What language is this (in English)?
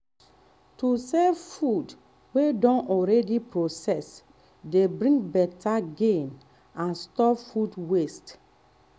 Nigerian Pidgin